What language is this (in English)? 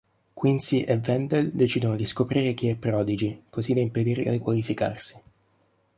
Italian